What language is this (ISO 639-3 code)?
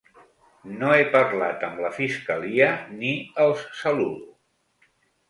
cat